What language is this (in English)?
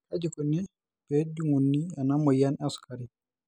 Masai